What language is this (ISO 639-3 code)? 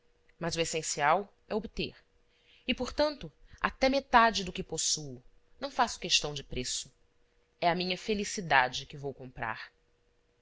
por